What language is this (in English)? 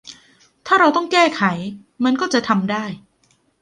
Thai